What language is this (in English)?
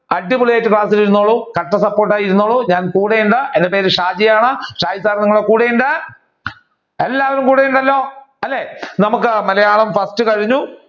Malayalam